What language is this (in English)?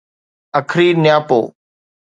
Sindhi